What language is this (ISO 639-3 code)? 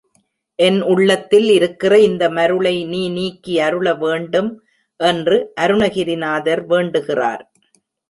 tam